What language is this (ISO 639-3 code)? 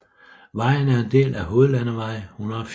dan